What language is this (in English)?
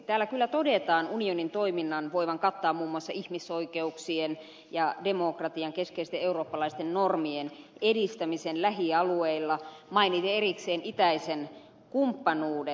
Finnish